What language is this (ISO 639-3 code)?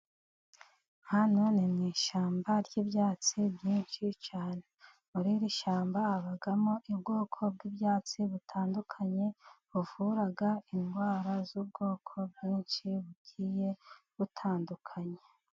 kin